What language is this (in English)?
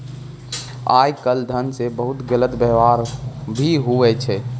Maithili